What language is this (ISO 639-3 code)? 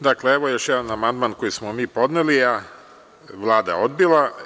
srp